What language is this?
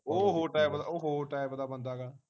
Punjabi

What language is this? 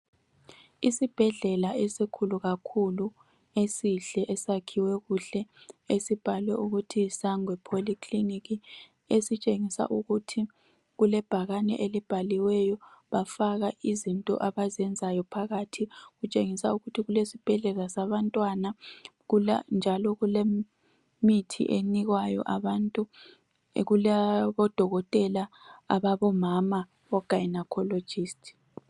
North Ndebele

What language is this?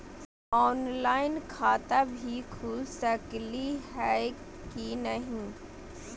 Magahi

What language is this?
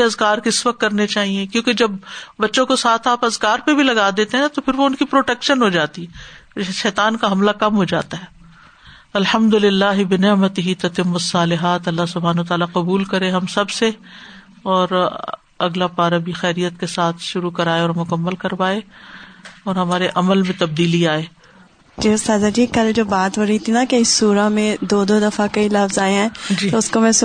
Urdu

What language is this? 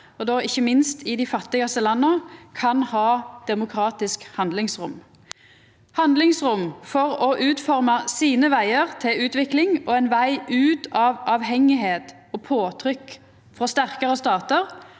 Norwegian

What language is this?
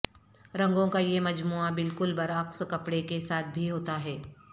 Urdu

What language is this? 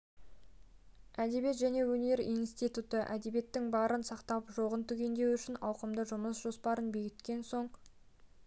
Kazakh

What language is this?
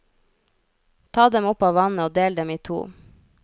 Norwegian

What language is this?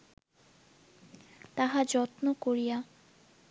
Bangla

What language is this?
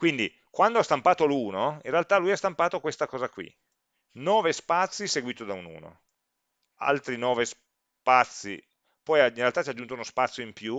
Italian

